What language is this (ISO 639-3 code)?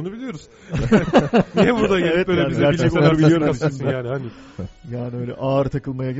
tur